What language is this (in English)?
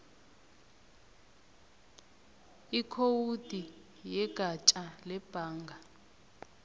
South Ndebele